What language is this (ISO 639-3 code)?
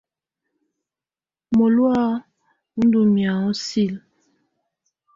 tvu